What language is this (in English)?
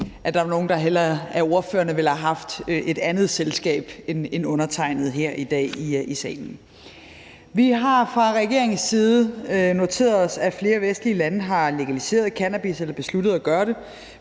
Danish